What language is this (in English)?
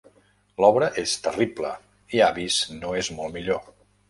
Catalan